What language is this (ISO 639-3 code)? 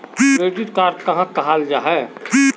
mag